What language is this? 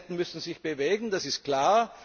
German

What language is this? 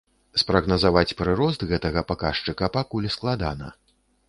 Belarusian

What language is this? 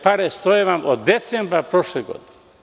Serbian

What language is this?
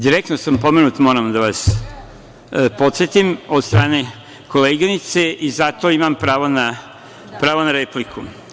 Serbian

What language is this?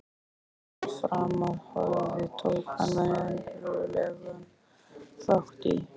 Icelandic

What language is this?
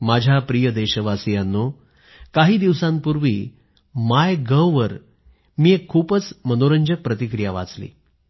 Marathi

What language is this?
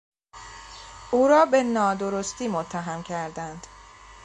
Persian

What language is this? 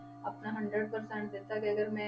Punjabi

